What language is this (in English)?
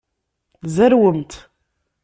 Kabyle